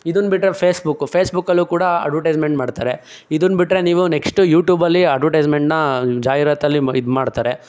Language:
Kannada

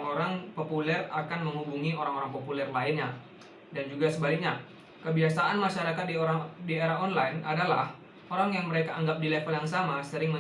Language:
Indonesian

